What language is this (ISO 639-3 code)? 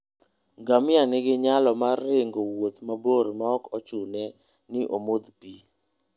luo